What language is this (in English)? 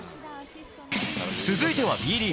Japanese